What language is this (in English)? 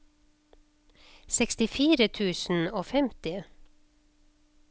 Norwegian